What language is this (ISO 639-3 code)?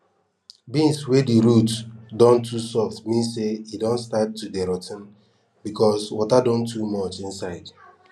pcm